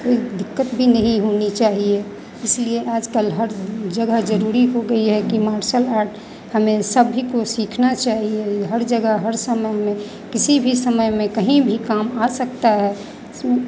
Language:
Hindi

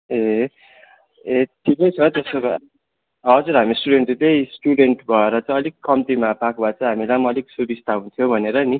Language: Nepali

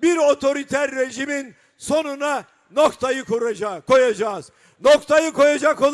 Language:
Turkish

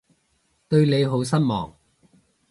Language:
Cantonese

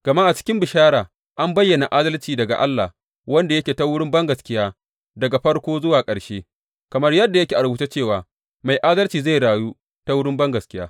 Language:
Hausa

